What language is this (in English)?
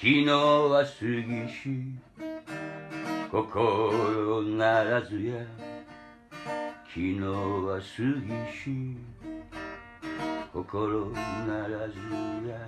Japanese